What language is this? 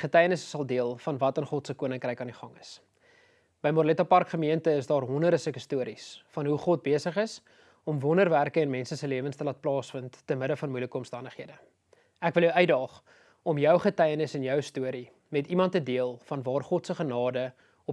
Dutch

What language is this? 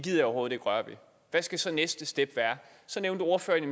Danish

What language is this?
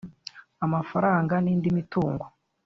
Kinyarwanda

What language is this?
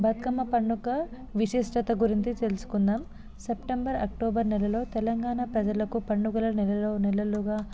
Telugu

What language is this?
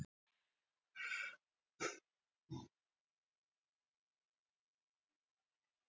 Icelandic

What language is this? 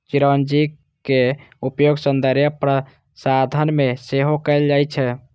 Maithili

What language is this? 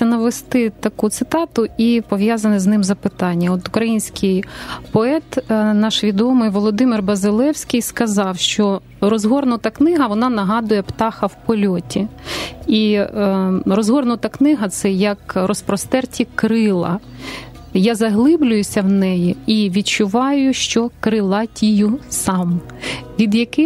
Ukrainian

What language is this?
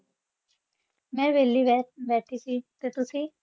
Punjabi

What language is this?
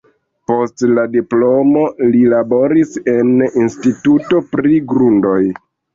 Esperanto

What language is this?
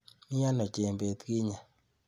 Kalenjin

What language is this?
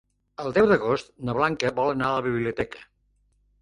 Catalan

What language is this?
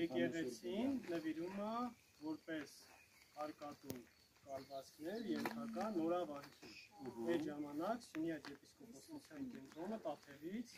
Romanian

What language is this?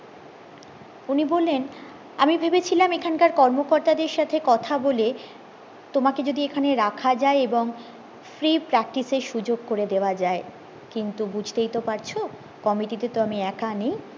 Bangla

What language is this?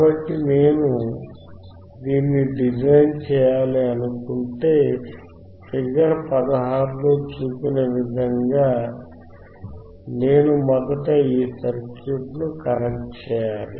Telugu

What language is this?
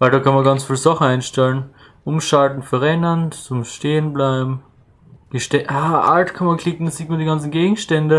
German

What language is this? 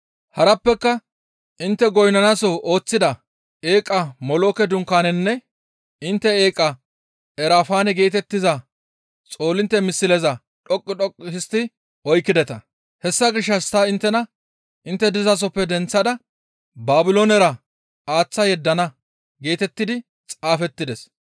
Gamo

